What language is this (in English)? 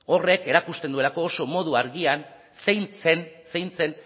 Basque